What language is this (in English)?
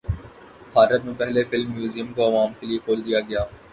Urdu